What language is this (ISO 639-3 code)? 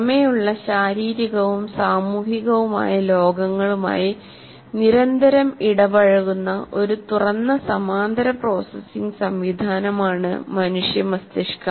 mal